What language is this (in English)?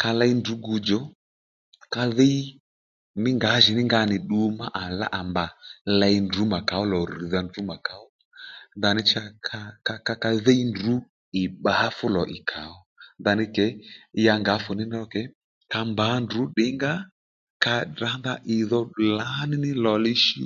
Lendu